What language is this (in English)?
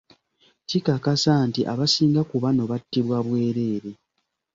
Ganda